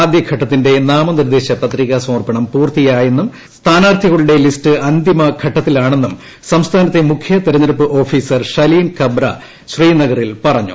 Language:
Malayalam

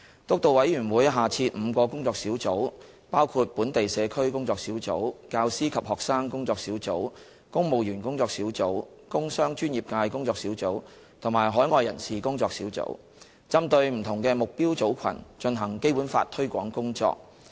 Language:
Cantonese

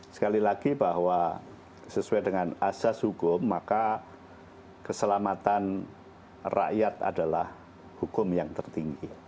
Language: Indonesian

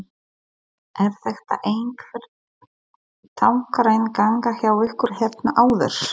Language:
Icelandic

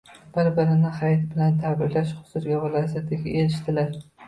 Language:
Uzbek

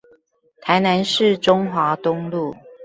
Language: Chinese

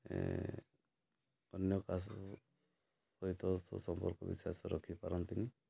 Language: Odia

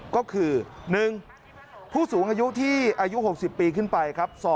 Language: Thai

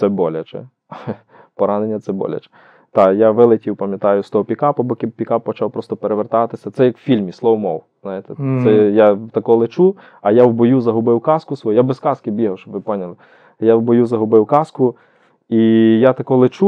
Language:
Ukrainian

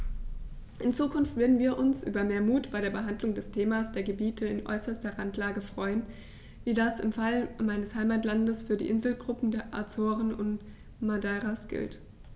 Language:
German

